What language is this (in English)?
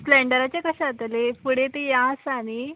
Konkani